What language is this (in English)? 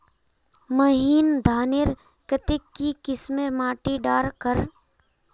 Magahi